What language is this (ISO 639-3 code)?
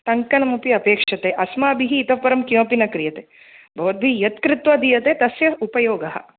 san